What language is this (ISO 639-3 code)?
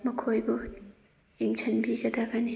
mni